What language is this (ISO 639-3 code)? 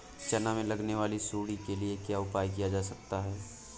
hin